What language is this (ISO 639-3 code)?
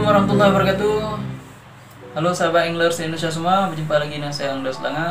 ind